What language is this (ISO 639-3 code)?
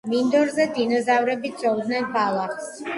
kat